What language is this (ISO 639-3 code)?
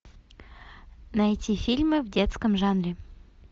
rus